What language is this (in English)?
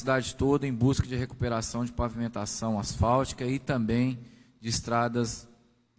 Portuguese